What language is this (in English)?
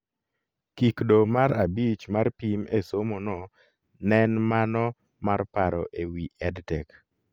Luo (Kenya and Tanzania)